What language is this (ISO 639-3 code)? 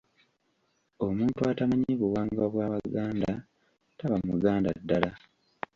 lug